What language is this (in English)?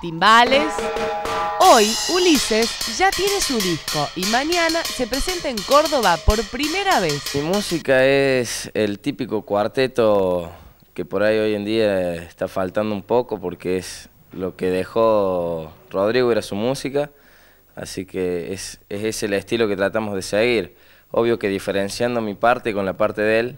Spanish